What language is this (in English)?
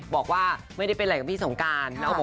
Thai